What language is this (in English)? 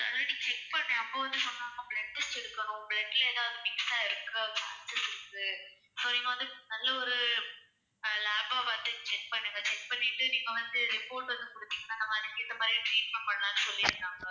Tamil